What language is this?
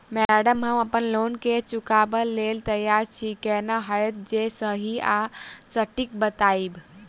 Maithili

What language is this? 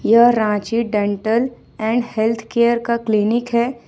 Hindi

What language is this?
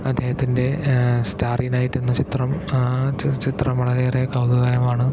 Malayalam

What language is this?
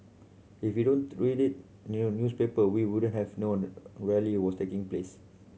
English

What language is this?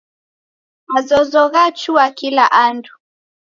Taita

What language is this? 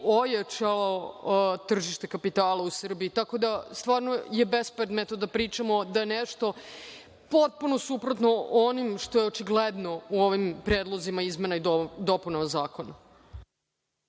Serbian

